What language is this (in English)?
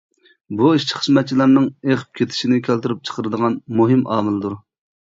Uyghur